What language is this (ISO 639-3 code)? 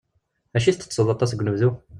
kab